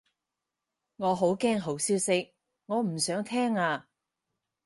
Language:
Cantonese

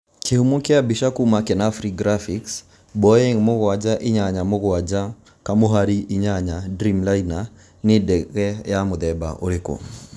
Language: Kikuyu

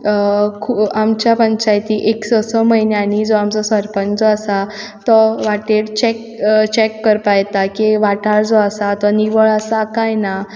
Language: Konkani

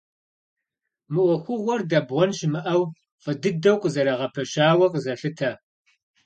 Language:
Kabardian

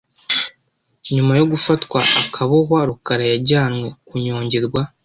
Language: Kinyarwanda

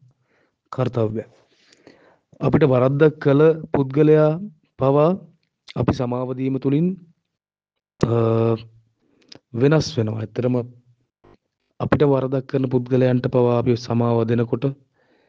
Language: Sinhala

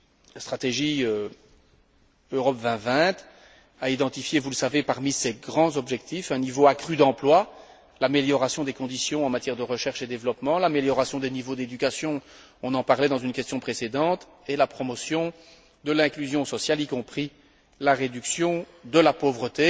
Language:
French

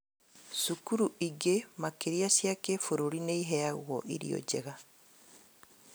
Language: Kikuyu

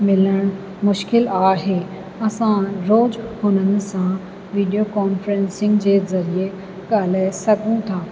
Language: Sindhi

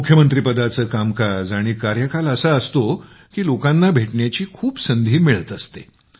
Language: Marathi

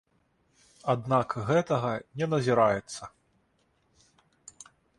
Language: Belarusian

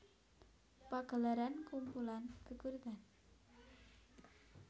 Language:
Javanese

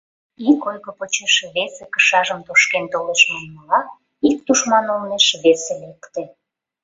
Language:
Mari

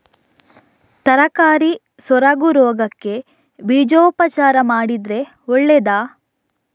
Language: Kannada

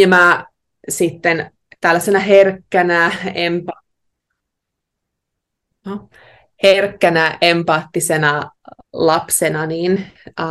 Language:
Finnish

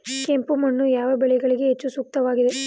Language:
Kannada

